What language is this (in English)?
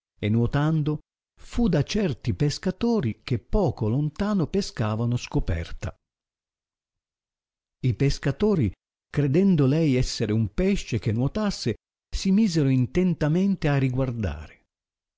Italian